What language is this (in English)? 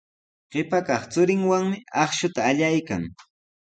Sihuas Ancash Quechua